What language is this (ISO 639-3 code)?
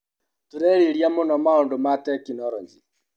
kik